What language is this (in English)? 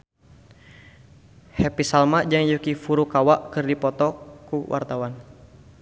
Sundanese